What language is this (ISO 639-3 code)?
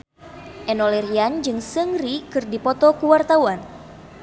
sun